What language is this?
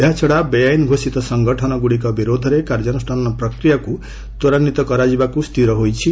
Odia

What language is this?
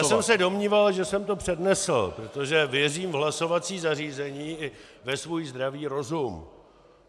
Czech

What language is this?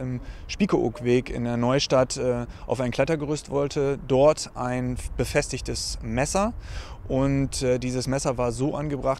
German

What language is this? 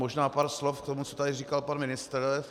Czech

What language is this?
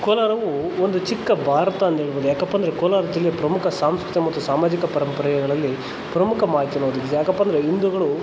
Kannada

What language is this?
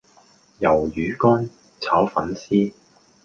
Cantonese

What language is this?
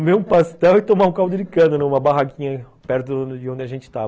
Portuguese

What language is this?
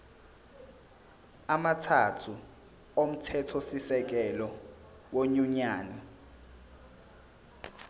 Zulu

